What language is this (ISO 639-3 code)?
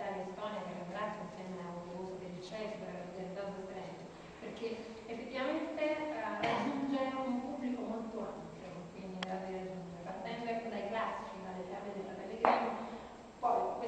ita